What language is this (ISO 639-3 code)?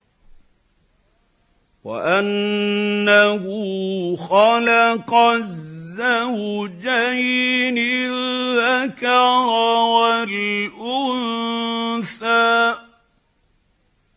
ara